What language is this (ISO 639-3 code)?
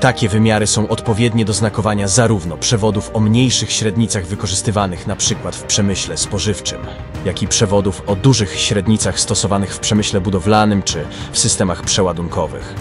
pol